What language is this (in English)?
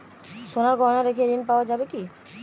Bangla